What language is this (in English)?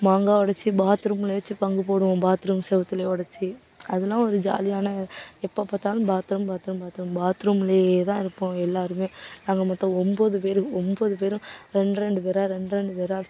Tamil